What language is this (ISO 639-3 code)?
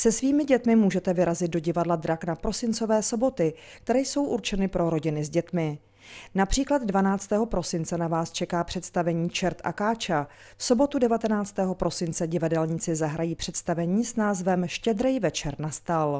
ces